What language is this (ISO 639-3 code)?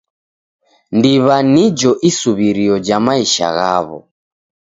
dav